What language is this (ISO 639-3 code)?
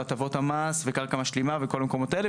heb